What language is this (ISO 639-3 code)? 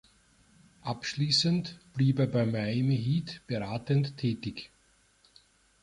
deu